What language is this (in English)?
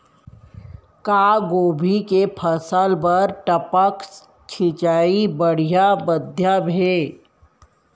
Chhattisgarhi